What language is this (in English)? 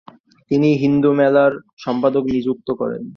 Bangla